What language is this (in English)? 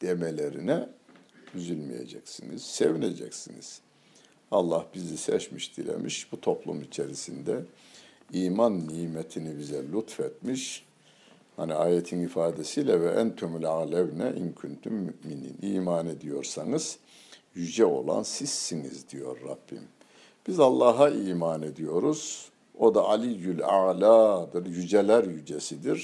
Turkish